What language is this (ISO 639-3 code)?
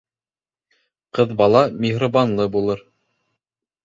bak